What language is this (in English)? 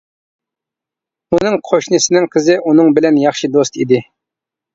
Uyghur